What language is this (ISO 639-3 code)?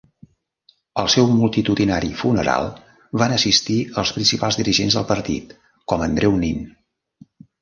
cat